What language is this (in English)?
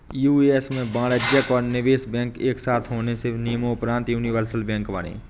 Hindi